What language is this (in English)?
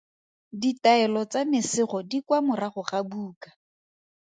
Tswana